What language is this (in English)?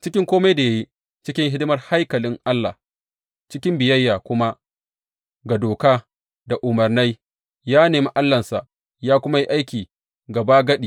Hausa